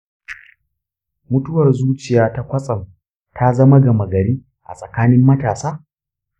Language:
Hausa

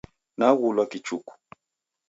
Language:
Taita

